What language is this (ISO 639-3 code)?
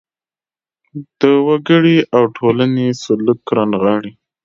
pus